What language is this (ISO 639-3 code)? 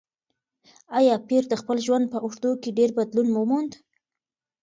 pus